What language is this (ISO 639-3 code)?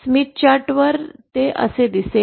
mar